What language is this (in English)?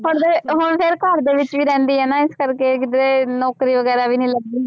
Punjabi